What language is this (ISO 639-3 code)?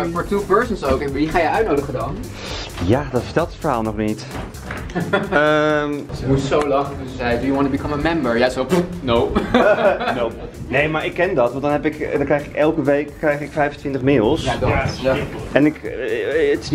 nld